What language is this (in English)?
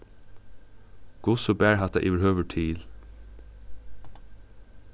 Faroese